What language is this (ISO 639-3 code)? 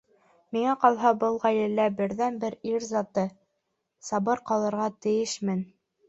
bak